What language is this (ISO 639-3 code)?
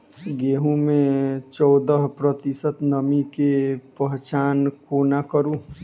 mai